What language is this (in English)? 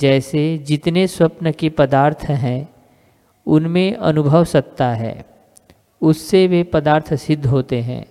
Hindi